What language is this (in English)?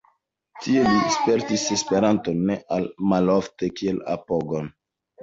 Esperanto